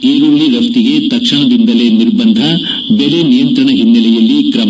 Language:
Kannada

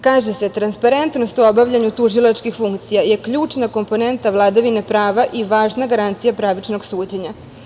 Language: Serbian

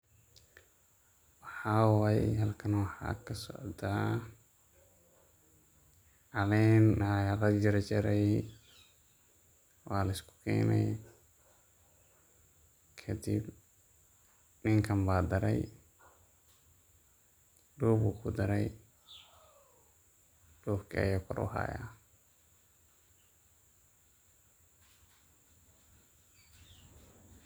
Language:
Somali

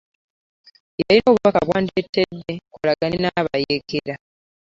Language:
Ganda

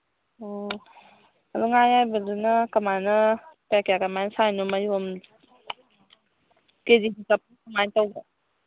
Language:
Manipuri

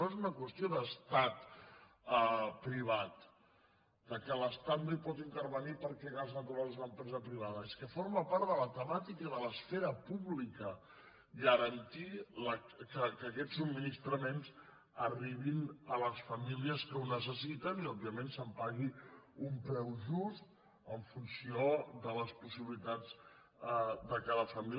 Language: Catalan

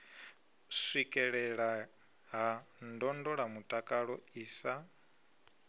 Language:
Venda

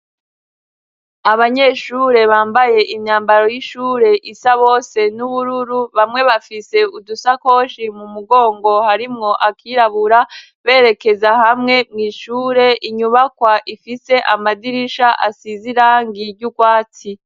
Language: Rundi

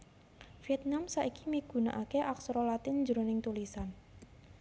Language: Javanese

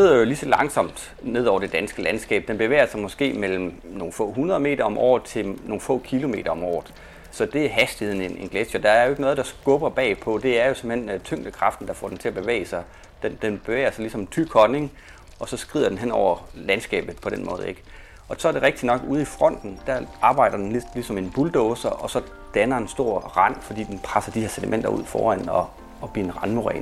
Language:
Danish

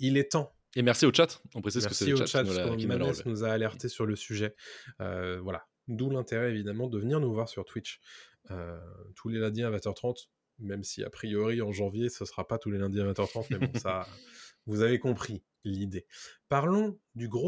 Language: French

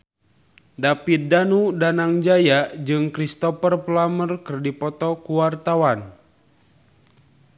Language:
Sundanese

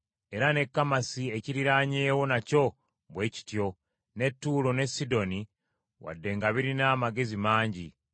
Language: Ganda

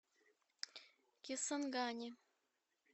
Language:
Russian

